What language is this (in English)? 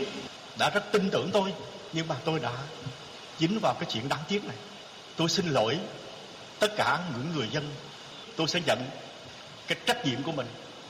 Vietnamese